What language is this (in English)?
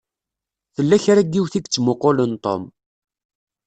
Kabyle